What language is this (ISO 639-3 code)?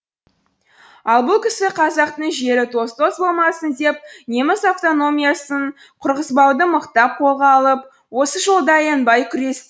kaz